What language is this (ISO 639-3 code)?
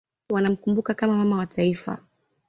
swa